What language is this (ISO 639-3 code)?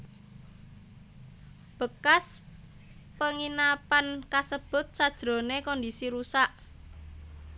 jav